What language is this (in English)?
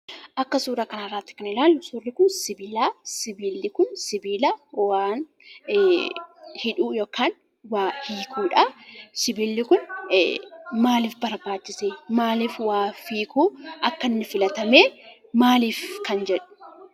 Oromo